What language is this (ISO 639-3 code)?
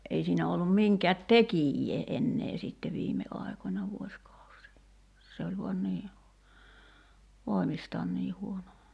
fin